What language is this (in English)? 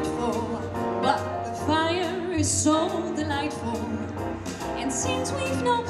Dutch